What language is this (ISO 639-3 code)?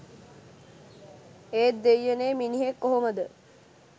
sin